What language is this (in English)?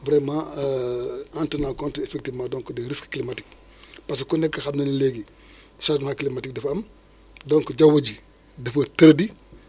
Wolof